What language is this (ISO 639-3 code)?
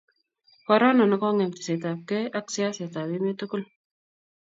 kln